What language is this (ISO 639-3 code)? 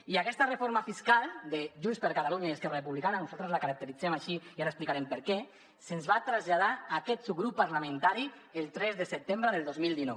cat